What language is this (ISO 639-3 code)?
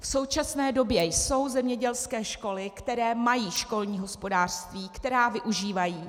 ces